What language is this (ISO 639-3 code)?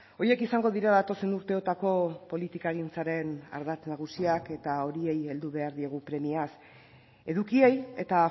eus